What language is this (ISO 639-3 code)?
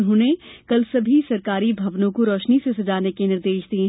hin